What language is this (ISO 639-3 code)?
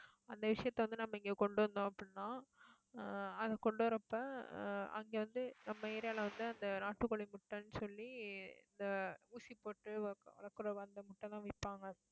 tam